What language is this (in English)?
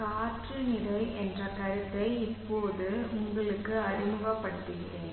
Tamil